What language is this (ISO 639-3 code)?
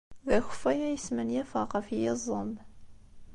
kab